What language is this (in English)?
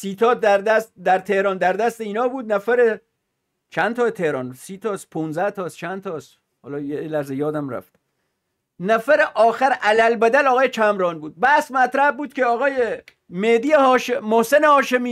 Persian